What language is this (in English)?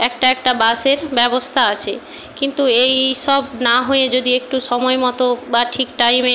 Bangla